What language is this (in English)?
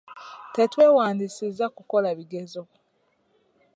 Ganda